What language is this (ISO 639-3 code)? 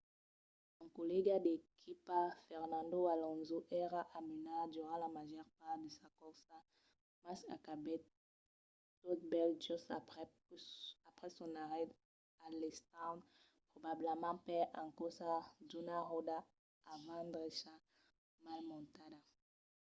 oci